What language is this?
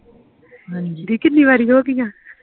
Punjabi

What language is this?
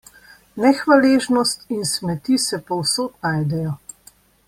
Slovenian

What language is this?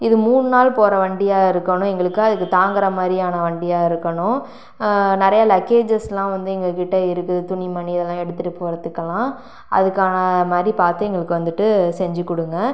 Tamil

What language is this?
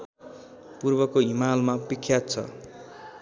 Nepali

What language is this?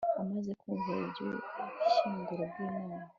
Kinyarwanda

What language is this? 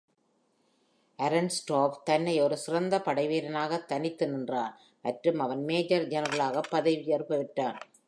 Tamil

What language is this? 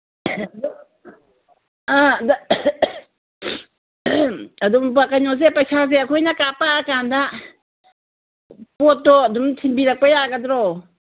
Manipuri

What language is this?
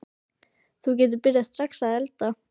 Icelandic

